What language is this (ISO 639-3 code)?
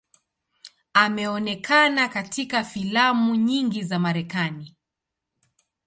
swa